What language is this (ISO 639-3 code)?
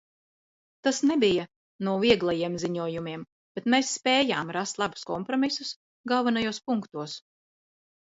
lav